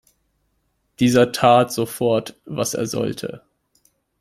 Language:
German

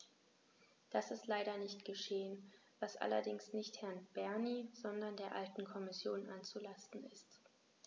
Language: German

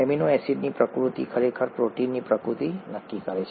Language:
Gujarati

